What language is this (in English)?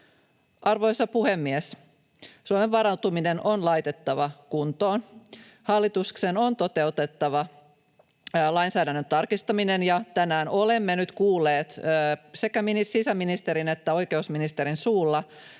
Finnish